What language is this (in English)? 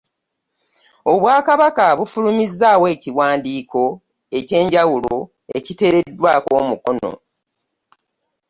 Ganda